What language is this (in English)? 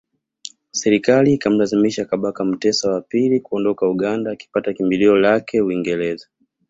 Swahili